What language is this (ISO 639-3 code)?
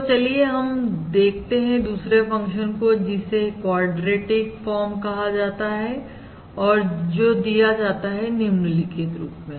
hin